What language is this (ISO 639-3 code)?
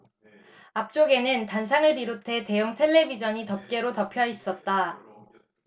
kor